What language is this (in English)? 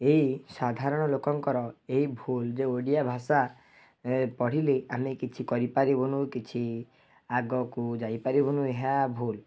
Odia